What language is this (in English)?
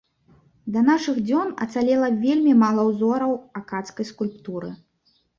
Belarusian